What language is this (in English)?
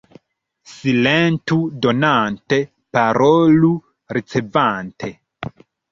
Esperanto